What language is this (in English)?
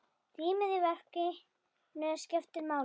Icelandic